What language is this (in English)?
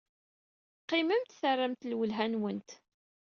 Kabyle